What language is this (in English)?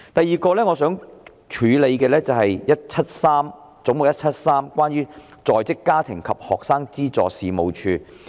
Cantonese